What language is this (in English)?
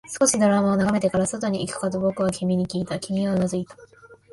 Japanese